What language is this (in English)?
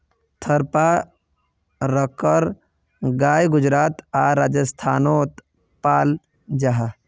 Magahi